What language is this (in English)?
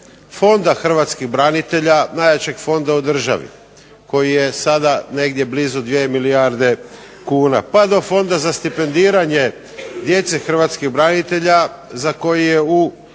Croatian